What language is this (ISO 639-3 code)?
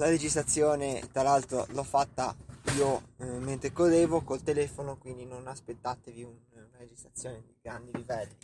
ita